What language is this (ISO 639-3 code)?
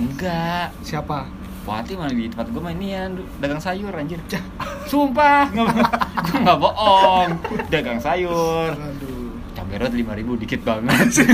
ind